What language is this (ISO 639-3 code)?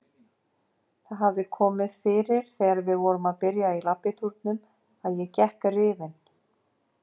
isl